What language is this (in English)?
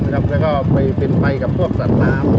Thai